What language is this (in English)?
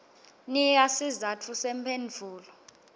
Swati